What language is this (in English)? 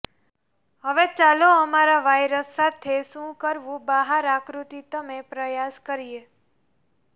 Gujarati